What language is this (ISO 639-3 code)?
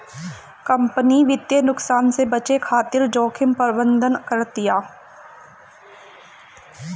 bho